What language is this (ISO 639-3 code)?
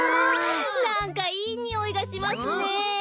jpn